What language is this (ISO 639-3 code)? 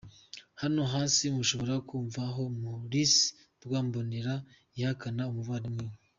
kin